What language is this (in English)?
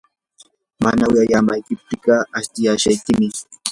Yanahuanca Pasco Quechua